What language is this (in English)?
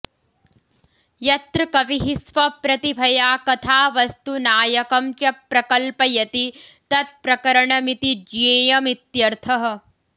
Sanskrit